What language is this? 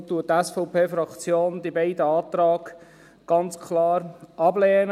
Swiss German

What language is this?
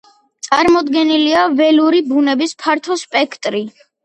Georgian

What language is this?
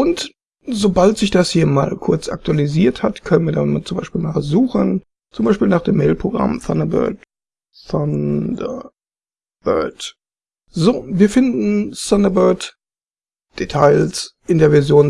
German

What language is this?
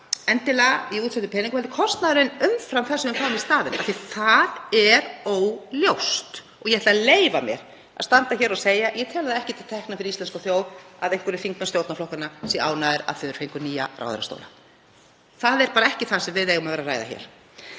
Icelandic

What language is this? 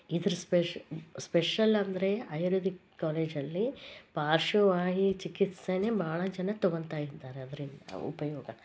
Kannada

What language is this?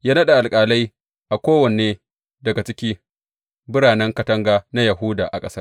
Hausa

